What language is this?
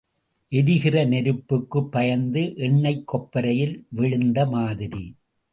Tamil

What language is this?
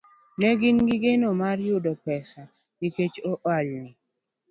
Luo (Kenya and Tanzania)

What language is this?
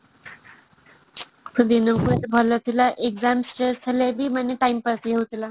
Odia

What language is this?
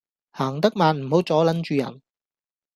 Cantonese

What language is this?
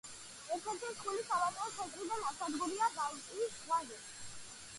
Georgian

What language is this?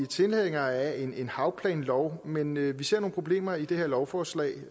Danish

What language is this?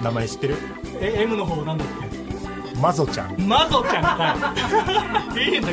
Japanese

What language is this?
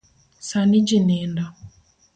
Luo (Kenya and Tanzania)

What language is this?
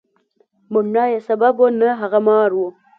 Pashto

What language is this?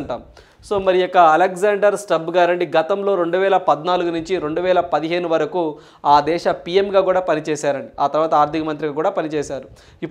Telugu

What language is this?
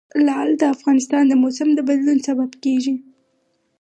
Pashto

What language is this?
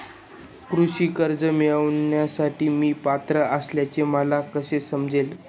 Marathi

